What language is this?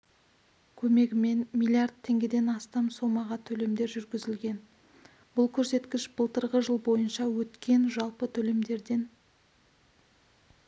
Kazakh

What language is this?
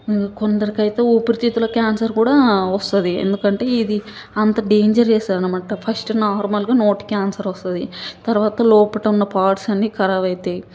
Telugu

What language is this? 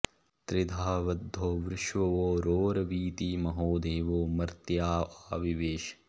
Sanskrit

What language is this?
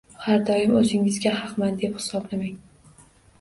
Uzbek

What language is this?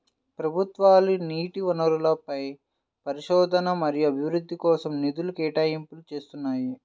Telugu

